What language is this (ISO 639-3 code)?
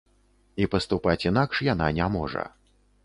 bel